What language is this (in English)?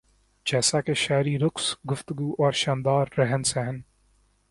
Urdu